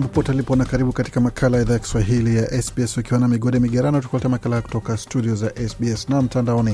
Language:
Swahili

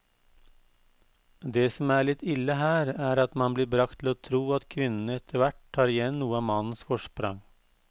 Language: Norwegian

